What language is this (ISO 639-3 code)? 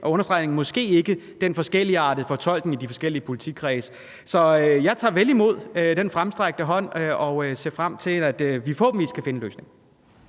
dan